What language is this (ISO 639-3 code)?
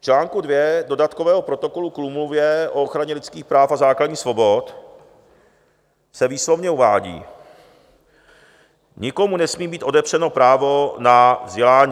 ces